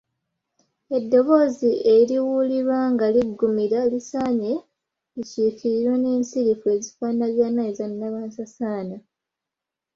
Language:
Ganda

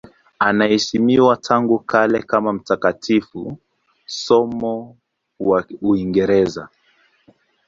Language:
Swahili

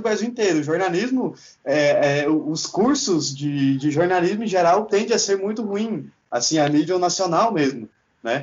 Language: Portuguese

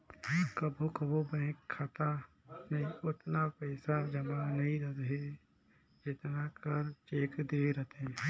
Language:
Chhattisgarhi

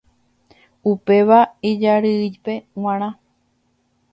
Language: Guarani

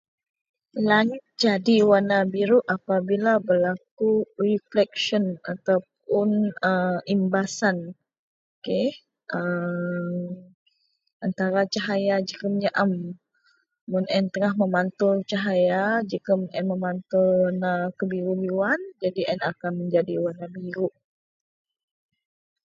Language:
Central Melanau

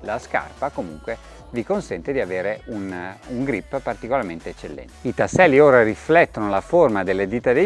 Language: Italian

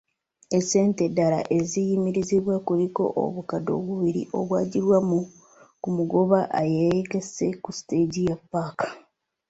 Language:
Ganda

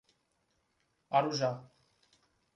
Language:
Portuguese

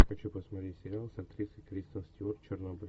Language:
Russian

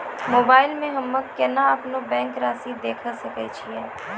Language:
Maithili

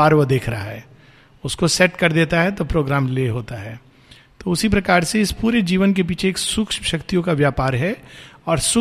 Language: Hindi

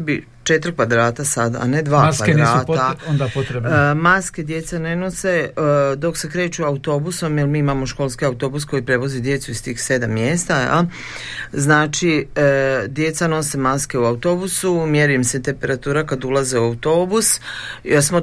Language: Croatian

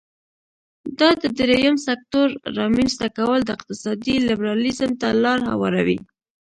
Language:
Pashto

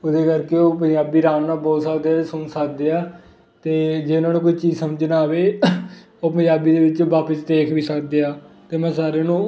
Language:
Punjabi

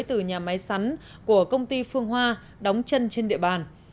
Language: Vietnamese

